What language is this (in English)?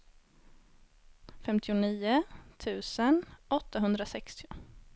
Swedish